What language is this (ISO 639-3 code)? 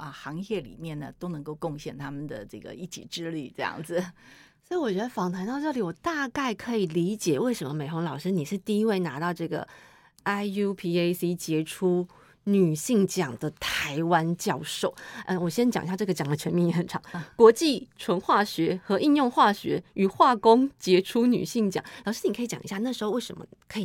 zho